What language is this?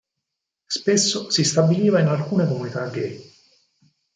Italian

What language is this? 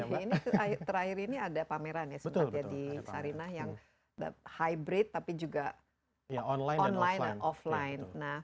Indonesian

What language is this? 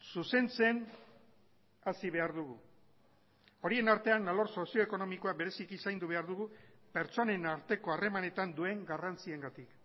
Basque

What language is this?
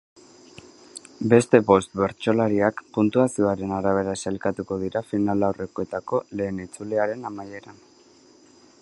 Basque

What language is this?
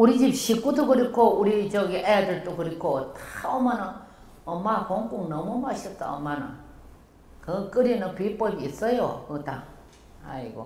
Korean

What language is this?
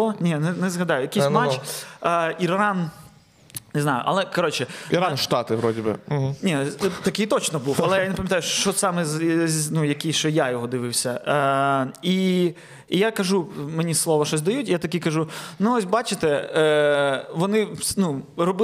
Ukrainian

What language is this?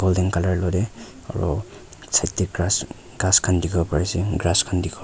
Naga Pidgin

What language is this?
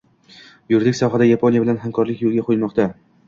Uzbek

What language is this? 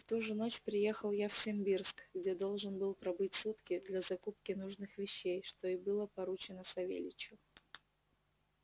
Russian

